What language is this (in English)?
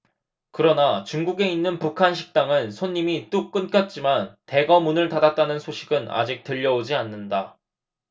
Korean